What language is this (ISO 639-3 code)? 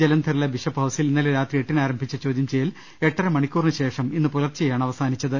mal